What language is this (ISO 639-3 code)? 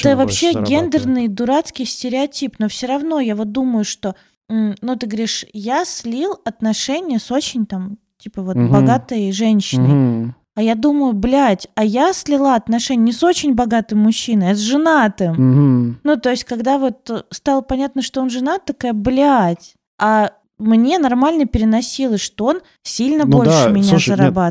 rus